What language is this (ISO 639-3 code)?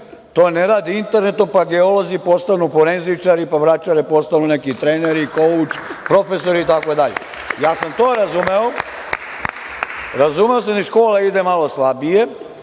srp